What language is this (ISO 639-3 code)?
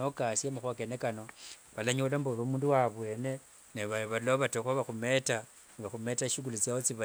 lwg